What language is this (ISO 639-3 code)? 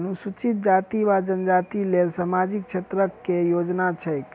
mai